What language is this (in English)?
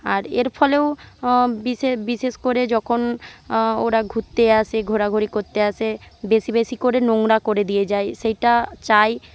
Bangla